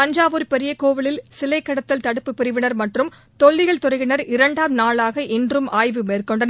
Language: Tamil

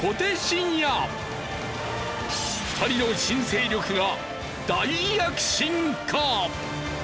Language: Japanese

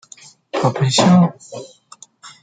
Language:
Chinese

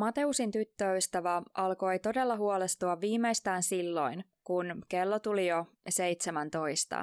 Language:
Finnish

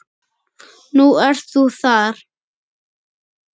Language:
Icelandic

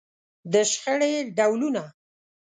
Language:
Pashto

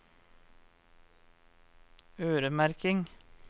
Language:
Norwegian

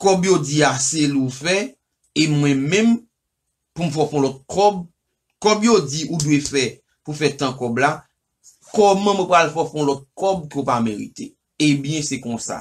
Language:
French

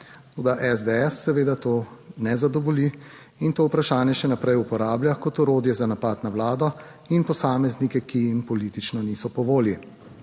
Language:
Slovenian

